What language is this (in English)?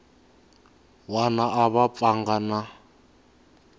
Tsonga